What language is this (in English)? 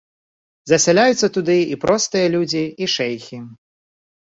Belarusian